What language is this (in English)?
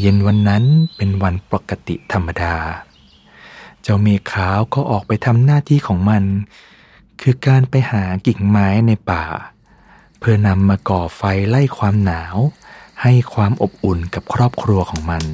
Thai